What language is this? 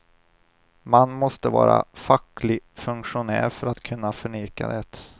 Swedish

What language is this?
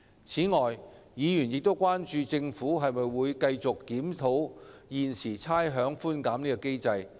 Cantonese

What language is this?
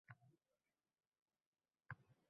Uzbek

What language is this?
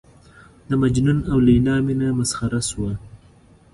Pashto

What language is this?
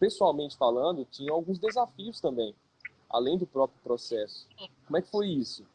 Portuguese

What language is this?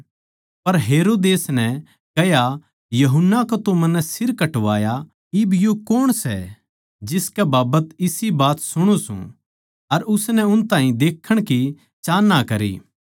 Haryanvi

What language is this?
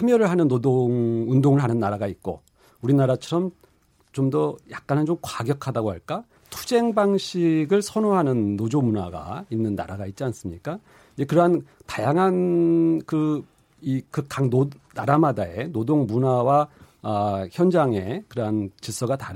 Korean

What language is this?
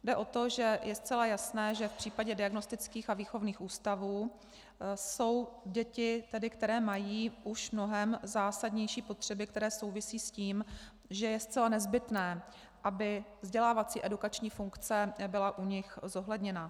Czech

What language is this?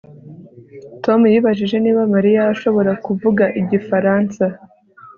Kinyarwanda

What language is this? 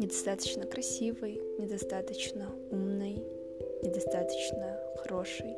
Russian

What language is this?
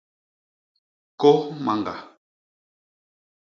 Basaa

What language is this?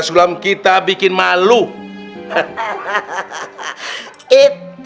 Indonesian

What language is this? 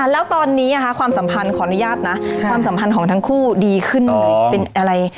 Thai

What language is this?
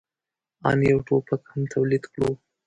Pashto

